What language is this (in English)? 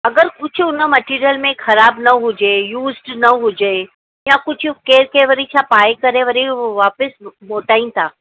Sindhi